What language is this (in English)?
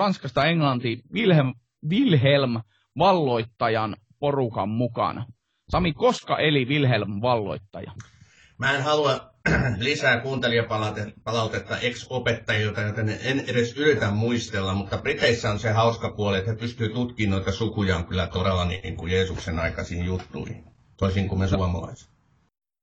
Finnish